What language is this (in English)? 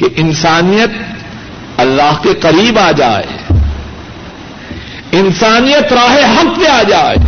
Urdu